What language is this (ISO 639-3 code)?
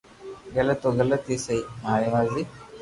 lrk